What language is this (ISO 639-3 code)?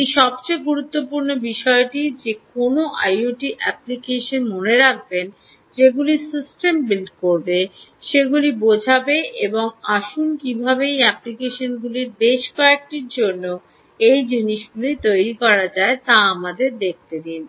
ben